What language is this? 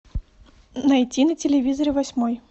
Russian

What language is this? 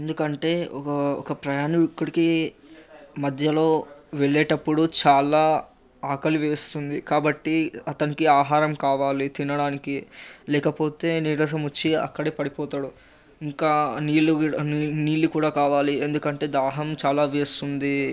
Telugu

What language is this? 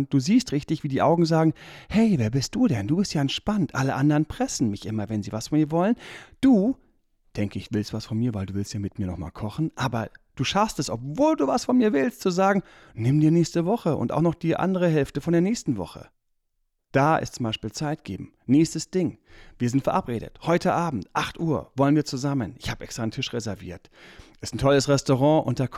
German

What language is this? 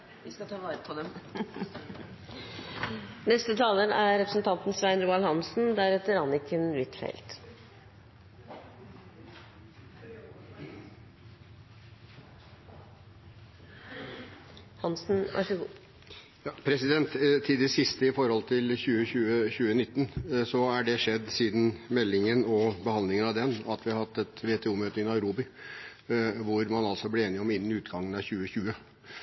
Norwegian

